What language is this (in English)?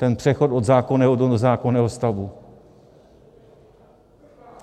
Czech